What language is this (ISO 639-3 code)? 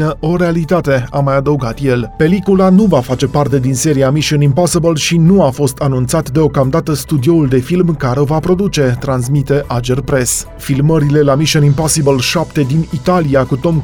ron